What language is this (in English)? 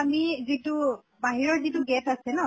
Assamese